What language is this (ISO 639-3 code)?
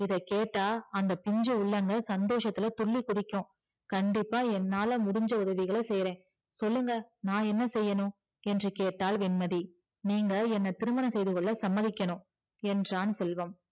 tam